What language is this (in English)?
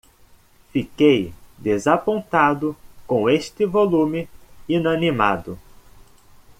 Portuguese